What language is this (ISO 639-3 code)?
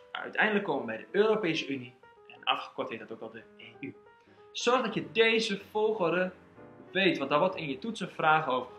nld